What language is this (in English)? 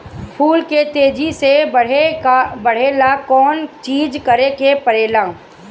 Bhojpuri